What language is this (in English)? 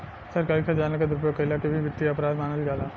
Bhojpuri